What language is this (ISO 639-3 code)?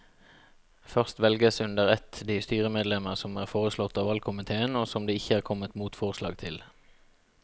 nor